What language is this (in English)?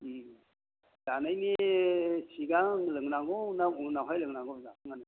Bodo